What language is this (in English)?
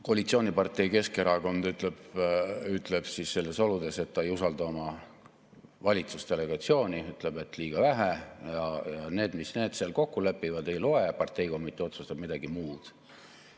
Estonian